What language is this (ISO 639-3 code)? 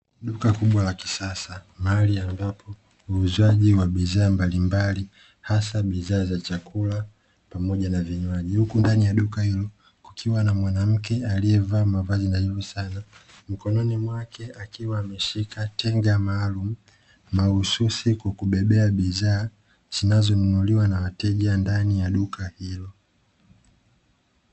swa